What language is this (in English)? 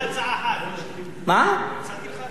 Hebrew